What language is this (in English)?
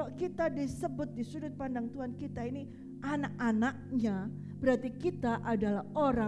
Indonesian